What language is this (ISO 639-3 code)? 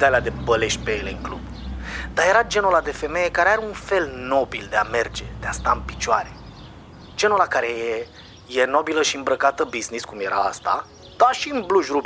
ron